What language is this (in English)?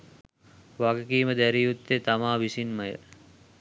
Sinhala